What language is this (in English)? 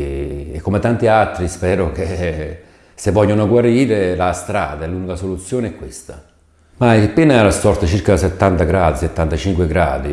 Italian